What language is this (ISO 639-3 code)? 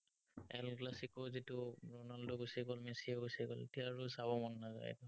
asm